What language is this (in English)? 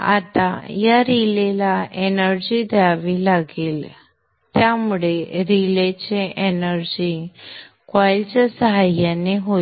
Marathi